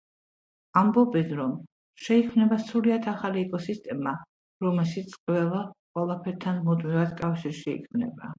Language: Georgian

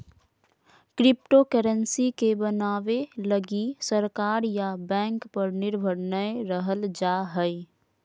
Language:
Magahi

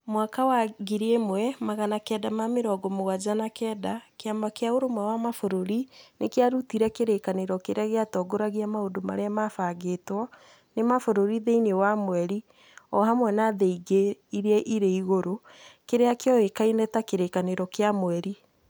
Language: Kikuyu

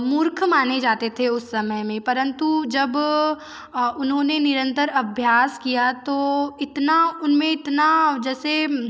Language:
Hindi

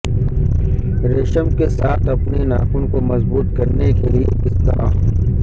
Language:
Urdu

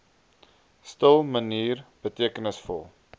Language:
Afrikaans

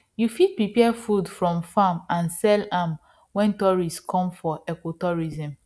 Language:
Nigerian Pidgin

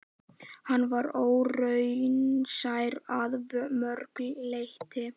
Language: Icelandic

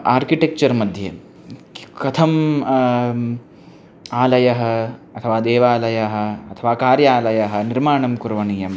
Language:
Sanskrit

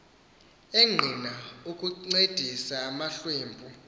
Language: Xhosa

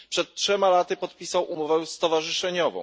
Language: Polish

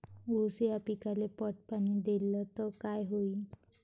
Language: Marathi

